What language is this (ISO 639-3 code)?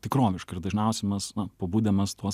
lit